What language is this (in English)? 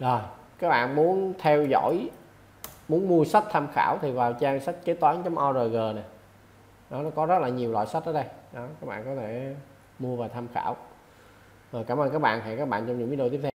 Vietnamese